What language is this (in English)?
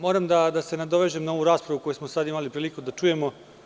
Serbian